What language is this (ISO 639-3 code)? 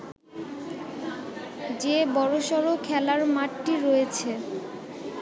ben